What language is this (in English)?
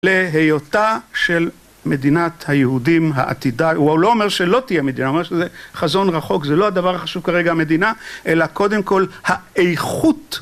Hebrew